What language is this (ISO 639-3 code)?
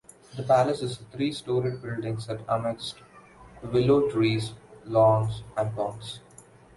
eng